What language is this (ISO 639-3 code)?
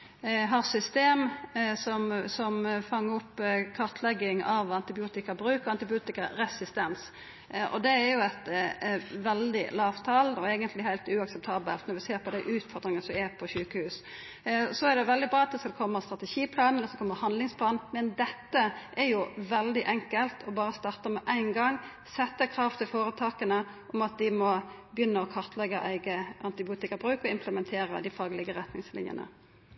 nno